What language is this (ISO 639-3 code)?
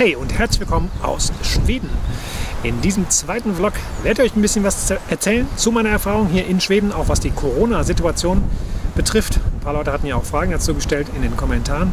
deu